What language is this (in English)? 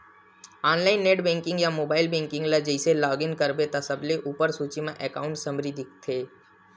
Chhattisgarhi